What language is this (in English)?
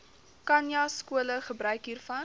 Afrikaans